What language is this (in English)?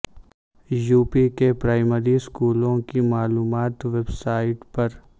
Urdu